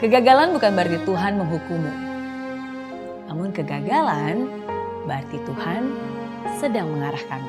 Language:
Indonesian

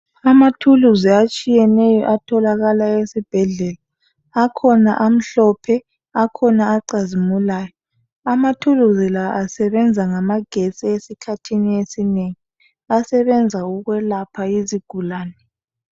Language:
North Ndebele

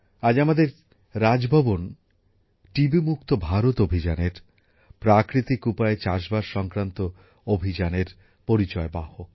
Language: Bangla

